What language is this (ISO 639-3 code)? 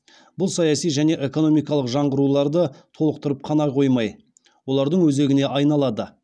kaz